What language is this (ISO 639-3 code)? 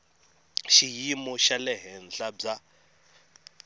tso